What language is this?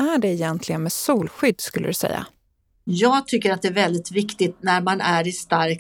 Swedish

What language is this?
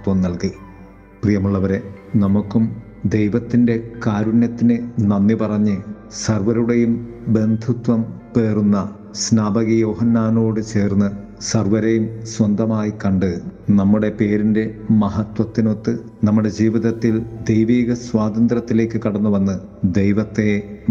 Malayalam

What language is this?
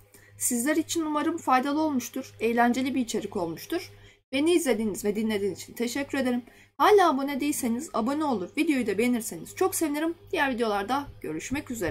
Turkish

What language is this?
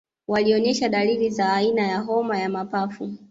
Swahili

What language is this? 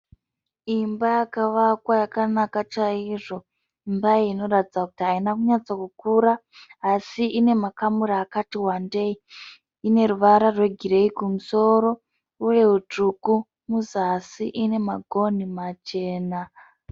Shona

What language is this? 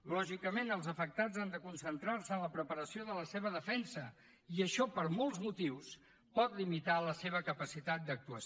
Catalan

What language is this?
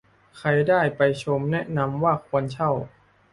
Thai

